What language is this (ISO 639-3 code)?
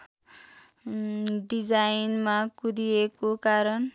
nep